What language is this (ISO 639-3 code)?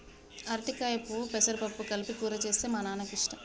tel